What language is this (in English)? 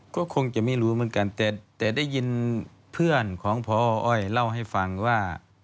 Thai